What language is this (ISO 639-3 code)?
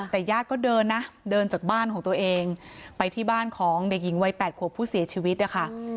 tha